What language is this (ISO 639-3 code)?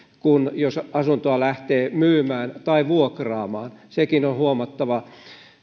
fin